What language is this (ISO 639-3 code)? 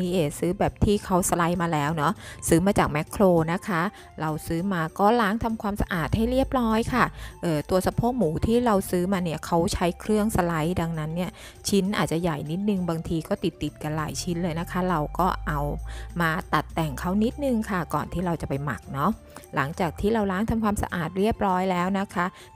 tha